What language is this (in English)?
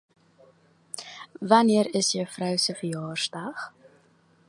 Afrikaans